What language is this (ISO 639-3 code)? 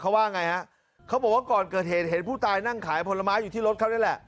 tha